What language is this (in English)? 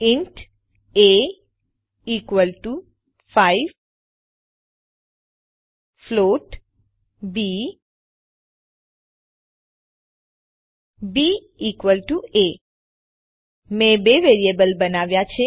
Gujarati